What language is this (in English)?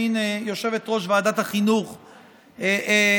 Hebrew